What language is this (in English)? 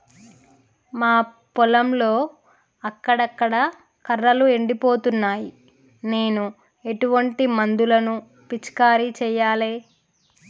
Telugu